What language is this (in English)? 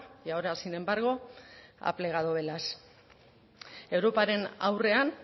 Spanish